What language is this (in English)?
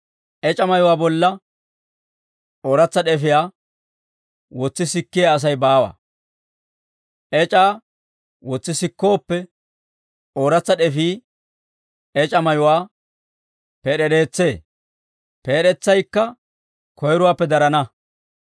Dawro